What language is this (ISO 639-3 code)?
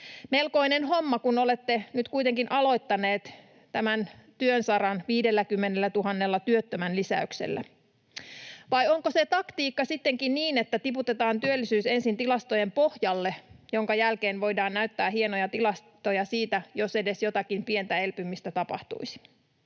fin